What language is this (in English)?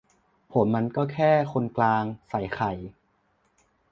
Thai